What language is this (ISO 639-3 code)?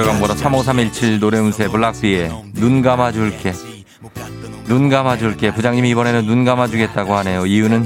kor